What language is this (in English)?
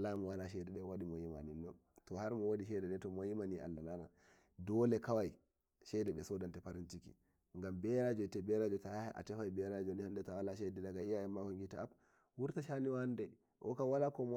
Nigerian Fulfulde